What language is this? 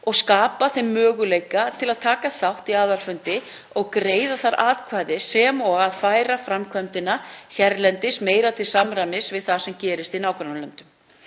Icelandic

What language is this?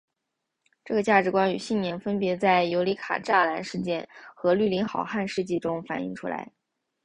Chinese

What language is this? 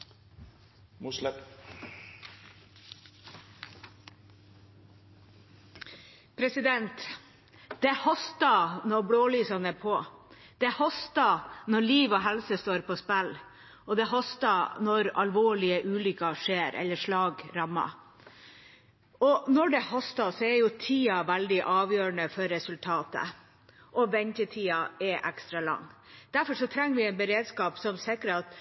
Norwegian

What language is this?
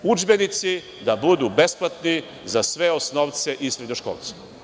Serbian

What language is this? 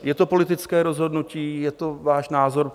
Czech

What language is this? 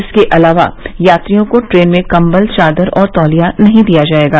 Hindi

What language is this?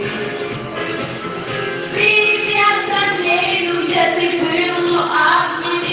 Russian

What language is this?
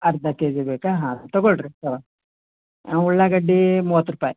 Kannada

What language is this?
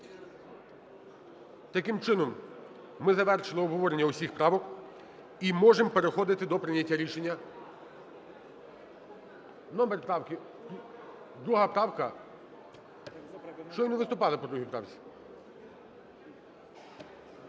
Ukrainian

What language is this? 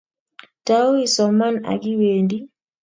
Kalenjin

